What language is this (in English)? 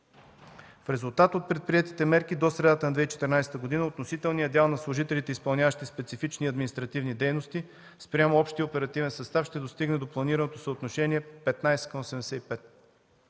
Bulgarian